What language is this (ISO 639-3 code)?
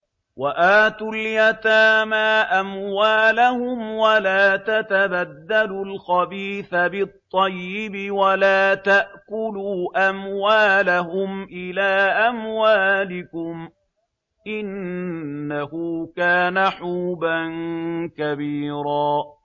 ara